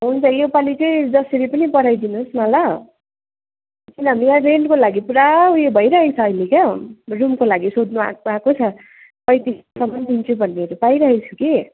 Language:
Nepali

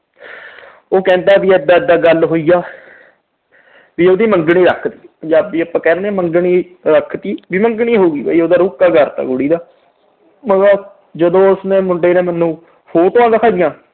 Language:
Punjabi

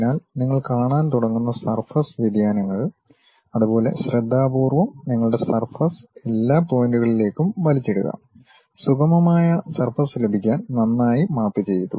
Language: Malayalam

